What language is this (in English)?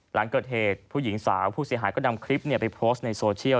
Thai